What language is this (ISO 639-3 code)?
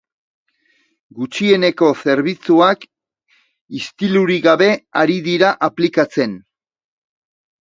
eus